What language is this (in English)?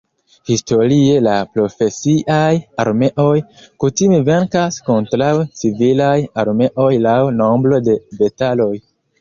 Esperanto